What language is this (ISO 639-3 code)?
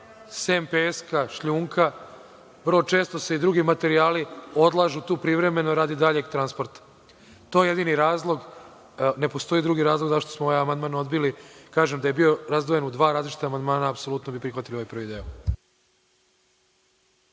srp